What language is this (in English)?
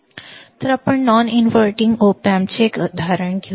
Marathi